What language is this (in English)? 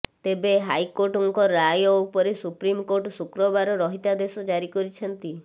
Odia